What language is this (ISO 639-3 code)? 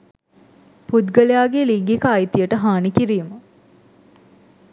sin